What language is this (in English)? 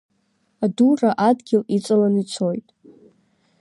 Abkhazian